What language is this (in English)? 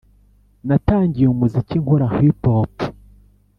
Kinyarwanda